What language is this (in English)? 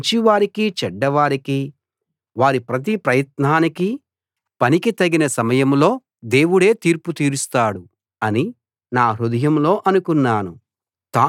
Telugu